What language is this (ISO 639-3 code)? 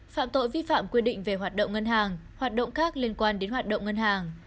vie